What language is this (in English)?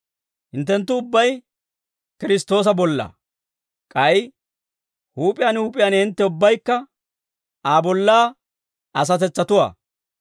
Dawro